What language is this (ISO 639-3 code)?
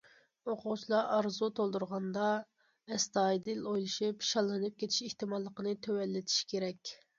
uig